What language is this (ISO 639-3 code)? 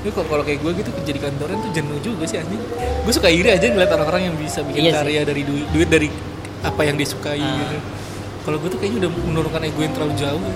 ind